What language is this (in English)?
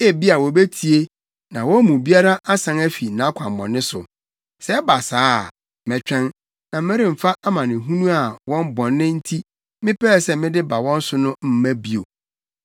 Akan